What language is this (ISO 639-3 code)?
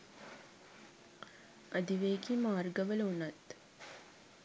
sin